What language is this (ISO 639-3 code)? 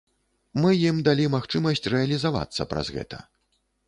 bel